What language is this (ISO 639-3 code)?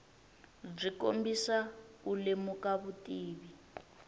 tso